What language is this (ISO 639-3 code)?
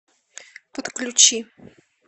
rus